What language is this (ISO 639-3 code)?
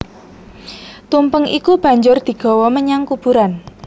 jav